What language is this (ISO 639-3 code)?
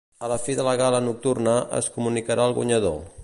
cat